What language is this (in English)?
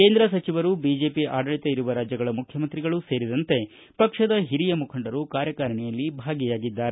Kannada